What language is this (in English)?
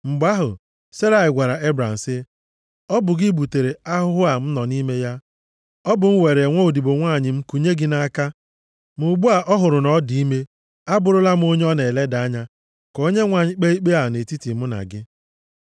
Igbo